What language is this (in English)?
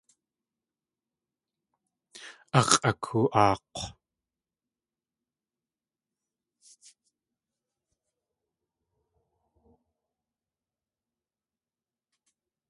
Tlingit